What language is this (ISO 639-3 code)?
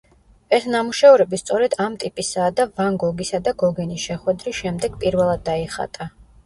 kat